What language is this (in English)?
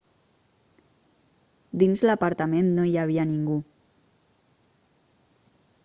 Catalan